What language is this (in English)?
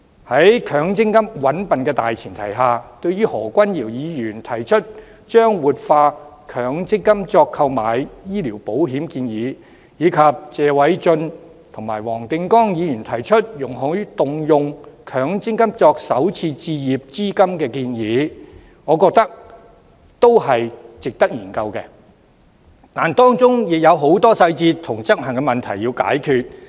Cantonese